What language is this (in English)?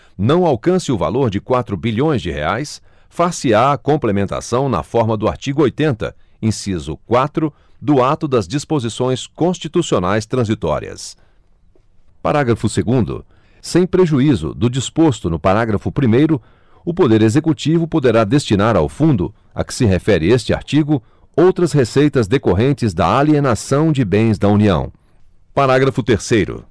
Portuguese